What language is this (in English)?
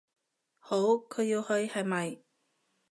Cantonese